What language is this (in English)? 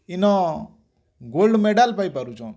Odia